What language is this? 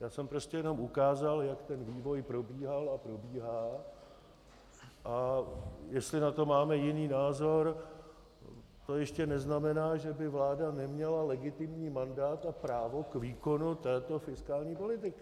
Czech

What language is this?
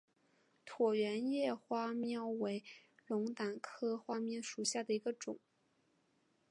Chinese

